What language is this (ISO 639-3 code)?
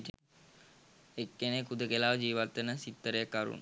sin